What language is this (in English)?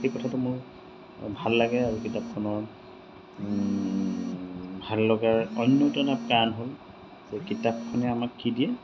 Assamese